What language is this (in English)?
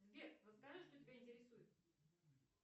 Russian